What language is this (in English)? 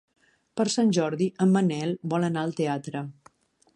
Catalan